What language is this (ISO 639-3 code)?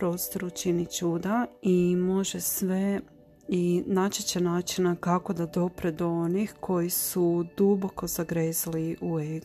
hrv